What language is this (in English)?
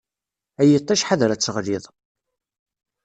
Kabyle